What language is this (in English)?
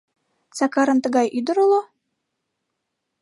Mari